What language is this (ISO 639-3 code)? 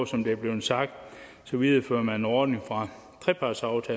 dan